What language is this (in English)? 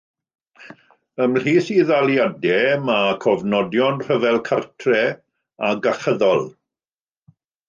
Welsh